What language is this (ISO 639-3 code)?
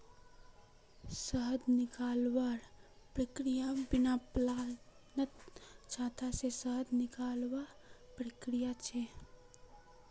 mag